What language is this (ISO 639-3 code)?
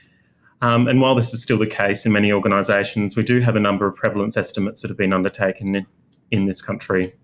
eng